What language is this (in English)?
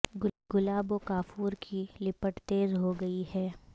Urdu